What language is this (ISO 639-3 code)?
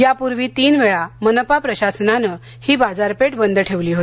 mar